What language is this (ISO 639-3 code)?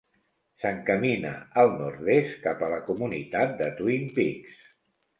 cat